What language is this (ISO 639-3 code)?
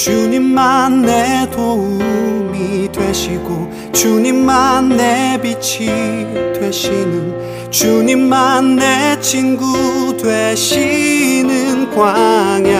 kor